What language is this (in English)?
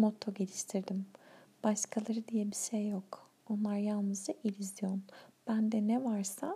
Turkish